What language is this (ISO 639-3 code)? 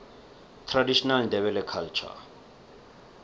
nbl